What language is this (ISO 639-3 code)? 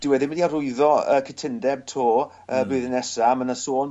cym